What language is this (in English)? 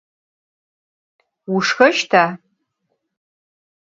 Adyghe